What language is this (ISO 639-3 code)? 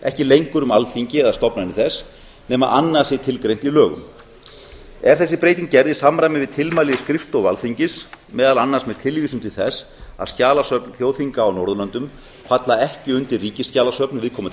isl